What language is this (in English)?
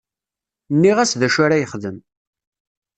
Kabyle